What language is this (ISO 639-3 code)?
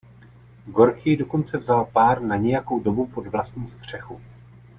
ces